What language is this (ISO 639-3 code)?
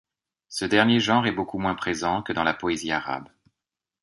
fra